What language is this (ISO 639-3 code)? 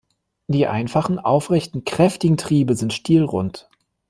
deu